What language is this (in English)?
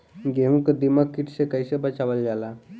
Bhojpuri